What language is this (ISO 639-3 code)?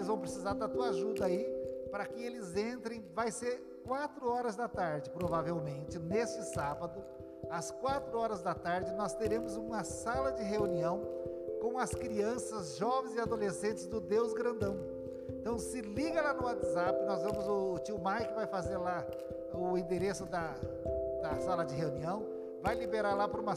por